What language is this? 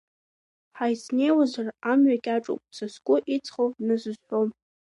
Abkhazian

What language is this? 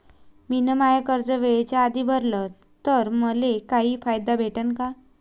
Marathi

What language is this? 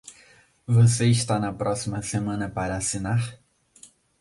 Portuguese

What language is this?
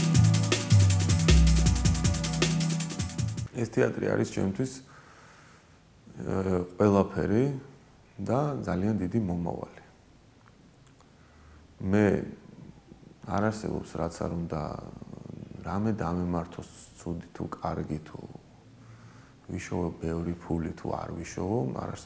Romanian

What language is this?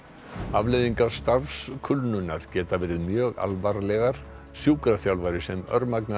Icelandic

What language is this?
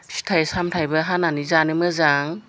Bodo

